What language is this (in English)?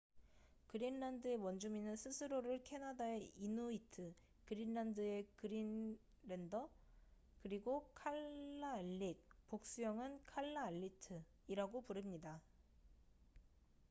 Korean